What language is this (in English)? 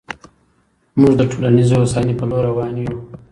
Pashto